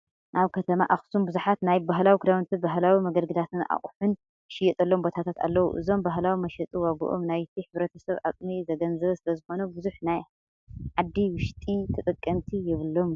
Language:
Tigrinya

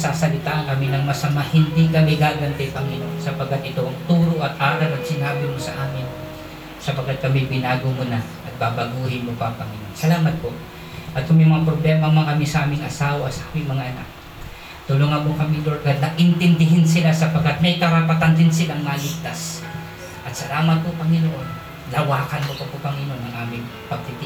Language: Filipino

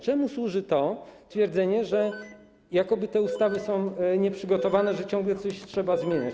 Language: Polish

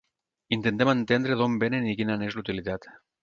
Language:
Catalan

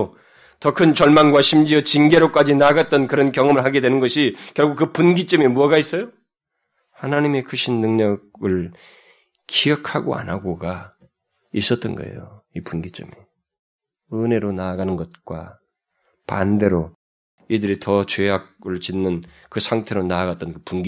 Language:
Korean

